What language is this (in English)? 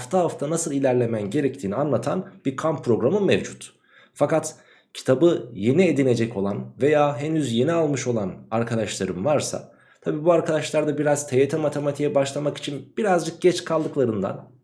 Turkish